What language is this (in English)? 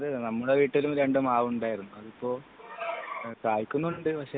Malayalam